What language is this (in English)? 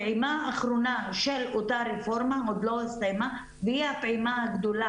Hebrew